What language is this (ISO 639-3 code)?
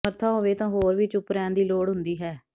pan